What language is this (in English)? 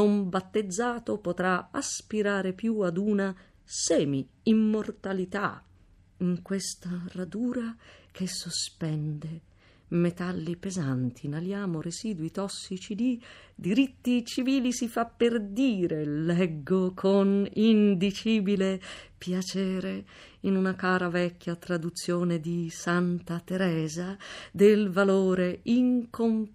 Italian